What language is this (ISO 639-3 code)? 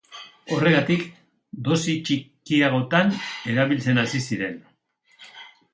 eus